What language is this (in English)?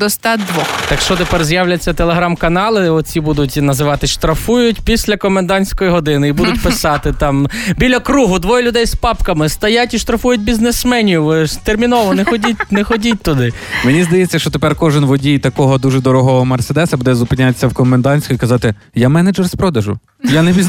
Ukrainian